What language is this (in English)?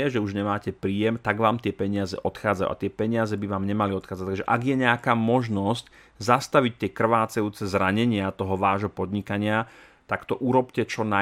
Slovak